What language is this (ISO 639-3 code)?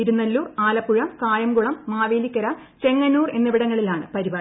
mal